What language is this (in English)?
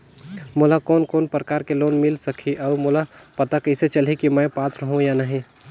Chhattisgarhi